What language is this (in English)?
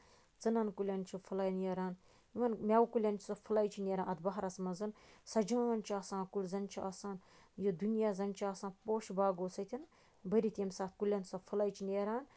Kashmiri